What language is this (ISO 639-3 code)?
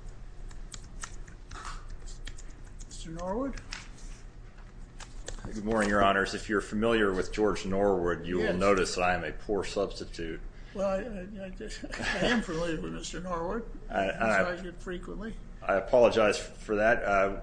eng